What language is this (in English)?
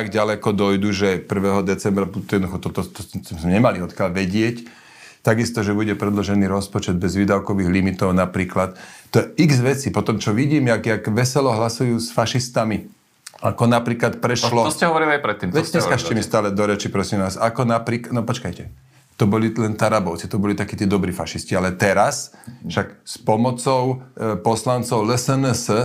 Slovak